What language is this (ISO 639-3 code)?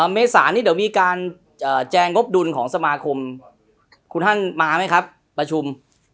tha